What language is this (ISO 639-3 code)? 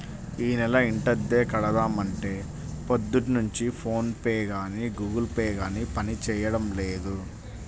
tel